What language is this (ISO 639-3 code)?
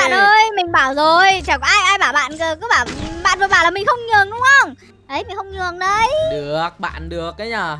vie